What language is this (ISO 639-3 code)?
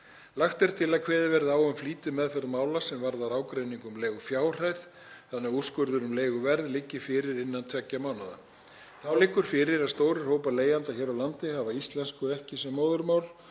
isl